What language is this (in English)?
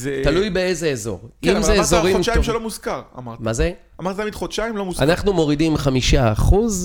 Hebrew